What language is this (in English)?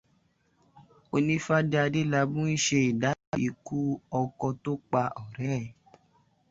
Yoruba